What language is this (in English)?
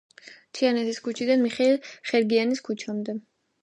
Georgian